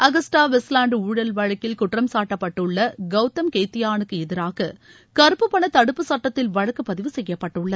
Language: Tamil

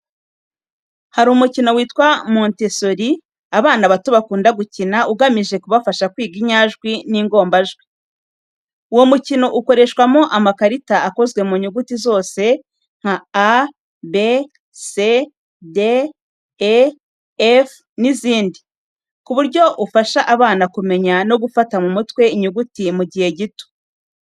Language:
Kinyarwanda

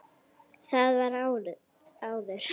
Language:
Icelandic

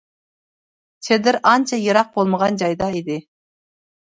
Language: Uyghur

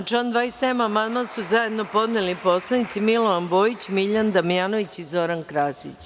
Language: Serbian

